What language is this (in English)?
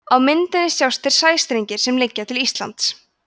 Icelandic